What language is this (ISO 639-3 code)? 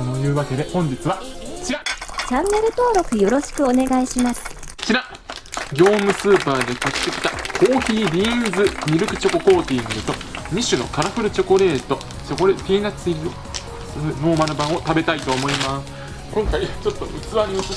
jpn